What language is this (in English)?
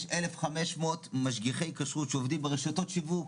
Hebrew